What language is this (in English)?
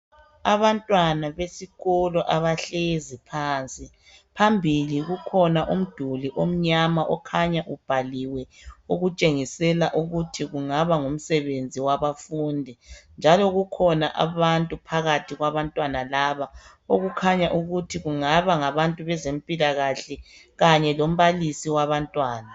North Ndebele